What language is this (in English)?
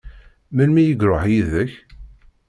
Kabyle